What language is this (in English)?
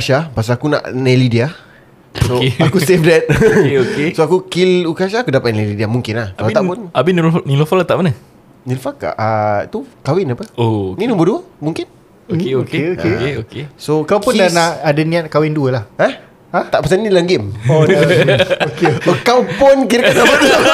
Malay